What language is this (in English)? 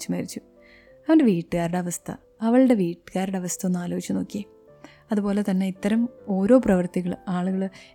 Malayalam